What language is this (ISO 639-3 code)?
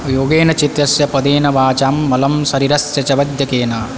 san